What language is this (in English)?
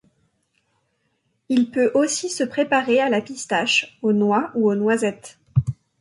French